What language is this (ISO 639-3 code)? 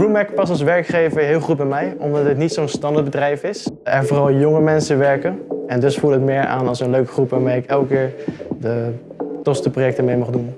nld